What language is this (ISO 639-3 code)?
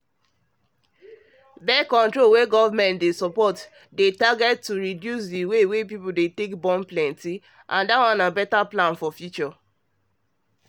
pcm